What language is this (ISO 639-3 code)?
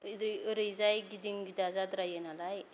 brx